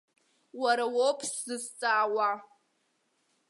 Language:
Abkhazian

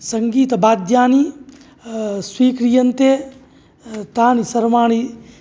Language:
Sanskrit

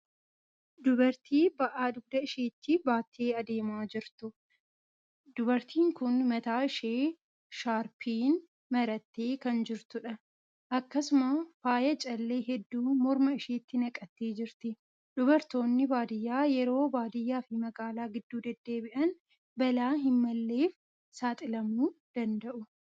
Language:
Oromo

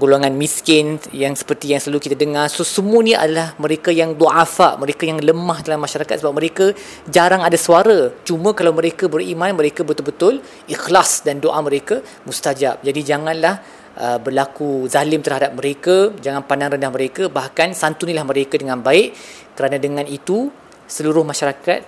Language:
Malay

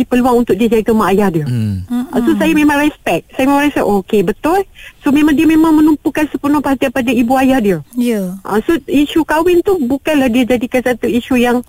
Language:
Malay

